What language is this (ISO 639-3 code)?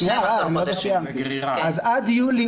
heb